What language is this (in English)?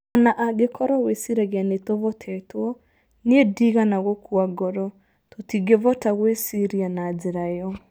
Kikuyu